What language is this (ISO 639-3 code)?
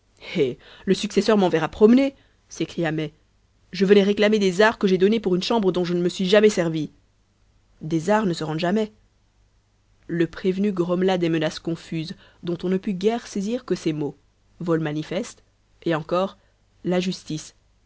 fra